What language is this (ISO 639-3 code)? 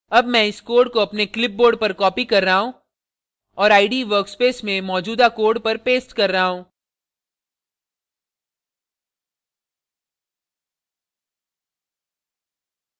hin